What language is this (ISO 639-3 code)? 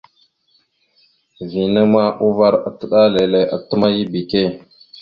mxu